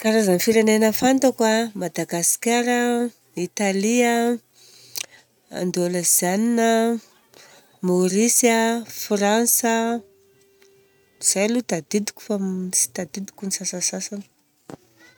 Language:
Southern Betsimisaraka Malagasy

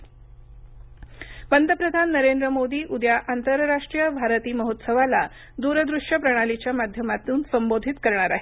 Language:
Marathi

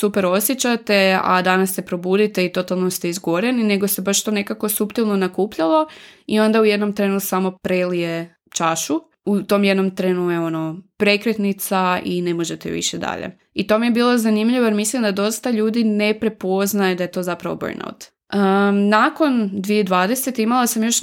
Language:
Croatian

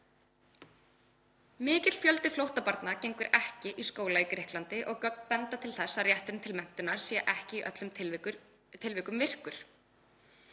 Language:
Icelandic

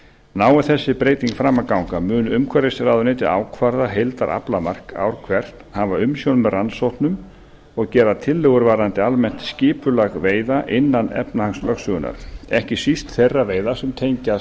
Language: Icelandic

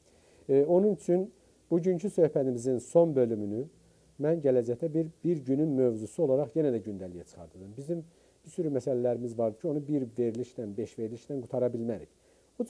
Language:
Turkish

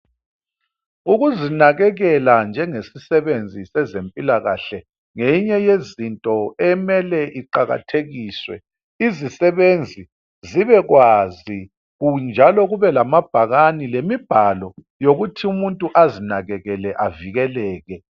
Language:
North Ndebele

